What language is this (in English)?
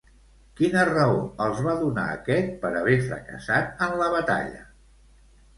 Catalan